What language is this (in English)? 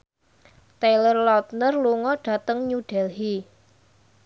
Javanese